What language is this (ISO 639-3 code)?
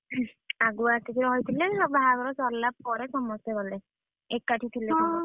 ori